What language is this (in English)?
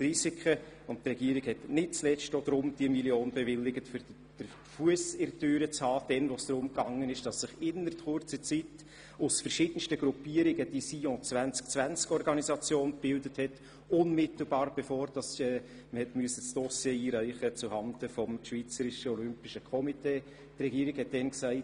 Swiss German